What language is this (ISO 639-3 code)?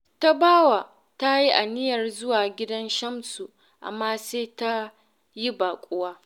hau